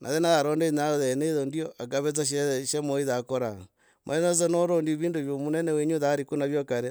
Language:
Logooli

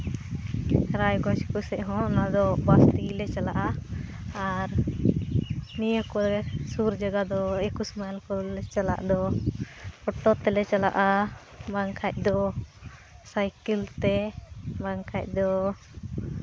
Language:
Santali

